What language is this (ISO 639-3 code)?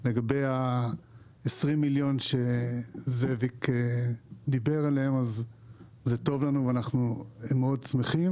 heb